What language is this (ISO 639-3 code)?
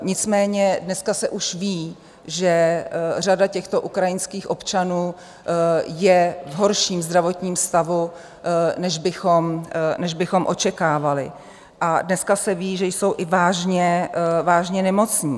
ces